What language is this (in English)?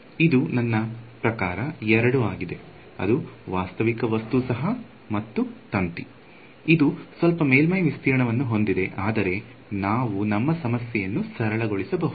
Kannada